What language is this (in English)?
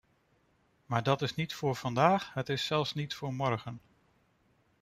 Dutch